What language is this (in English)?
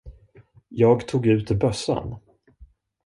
Swedish